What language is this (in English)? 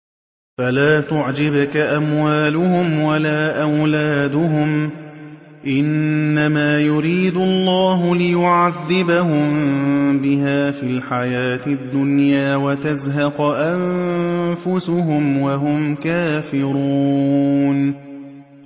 Arabic